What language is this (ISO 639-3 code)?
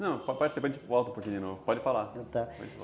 por